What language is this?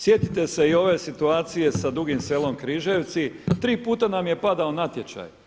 Croatian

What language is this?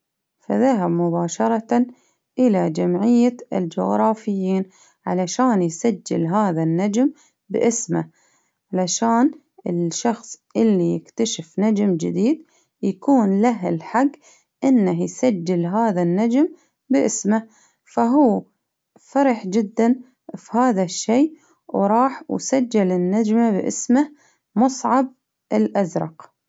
Baharna Arabic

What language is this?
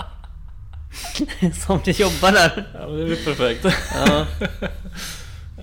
Swedish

